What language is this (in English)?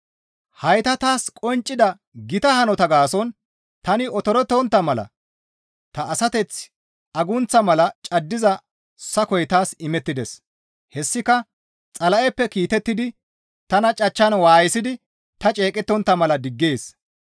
Gamo